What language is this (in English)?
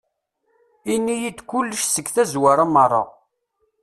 Kabyle